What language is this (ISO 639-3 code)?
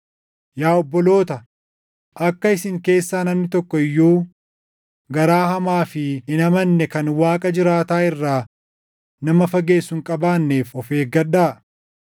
orm